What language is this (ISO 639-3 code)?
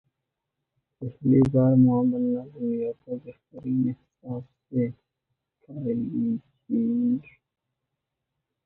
urd